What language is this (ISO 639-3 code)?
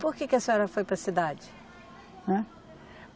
por